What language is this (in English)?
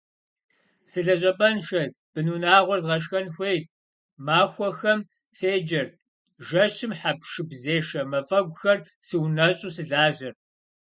Kabardian